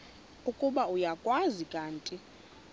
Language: Xhosa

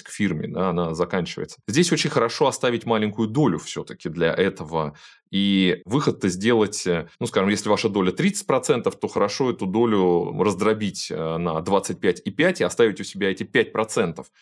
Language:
Russian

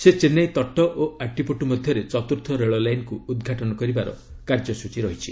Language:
Odia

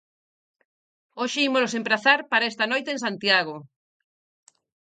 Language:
Galician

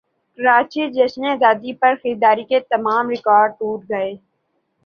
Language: Urdu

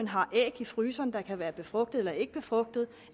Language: Danish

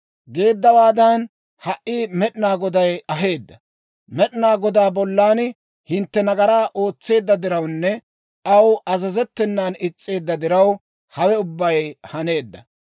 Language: Dawro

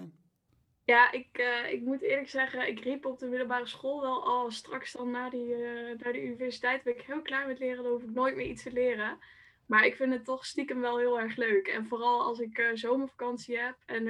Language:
Dutch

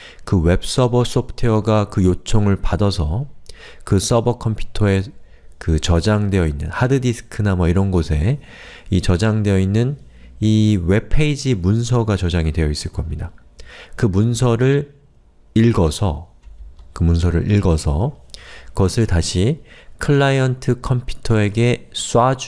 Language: Korean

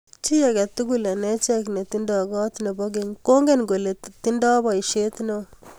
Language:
Kalenjin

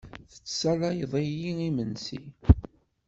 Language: Kabyle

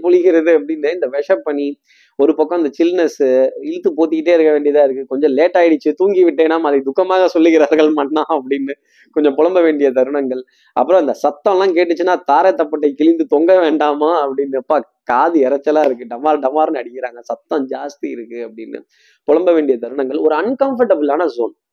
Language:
Tamil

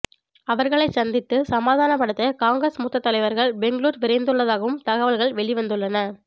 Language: Tamil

